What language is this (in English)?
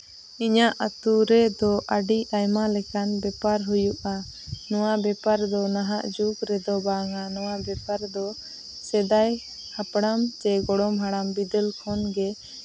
Santali